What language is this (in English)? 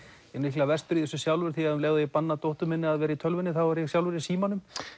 Icelandic